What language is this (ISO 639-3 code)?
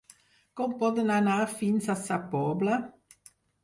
cat